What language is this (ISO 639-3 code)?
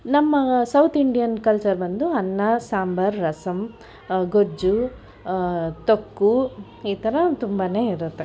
kan